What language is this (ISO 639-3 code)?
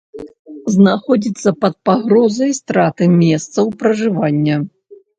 bel